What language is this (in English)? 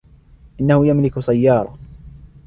Arabic